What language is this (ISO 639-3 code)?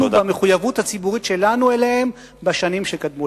heb